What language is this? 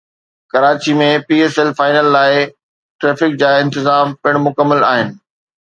Sindhi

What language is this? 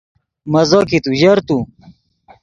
Yidgha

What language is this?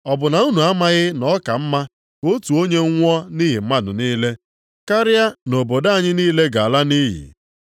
Igbo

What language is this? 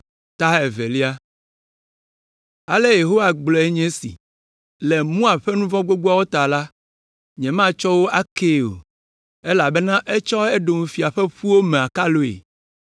Ewe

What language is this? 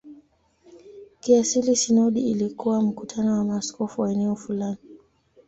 Swahili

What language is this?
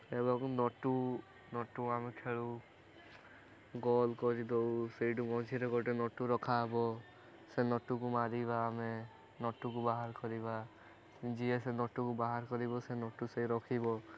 Odia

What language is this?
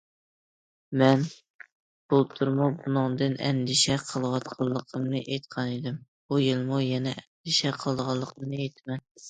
Uyghur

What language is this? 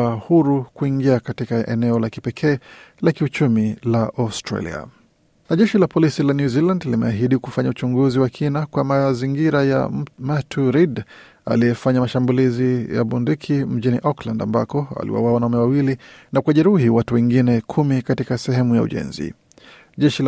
Swahili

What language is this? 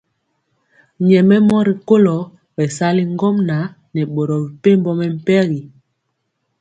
Mpiemo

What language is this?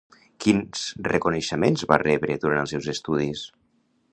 Catalan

